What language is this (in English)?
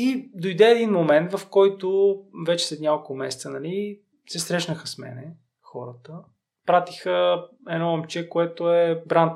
Bulgarian